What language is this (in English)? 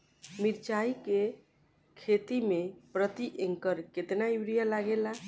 Bhojpuri